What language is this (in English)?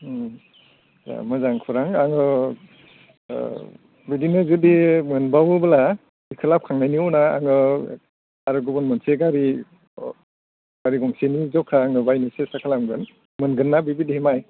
Bodo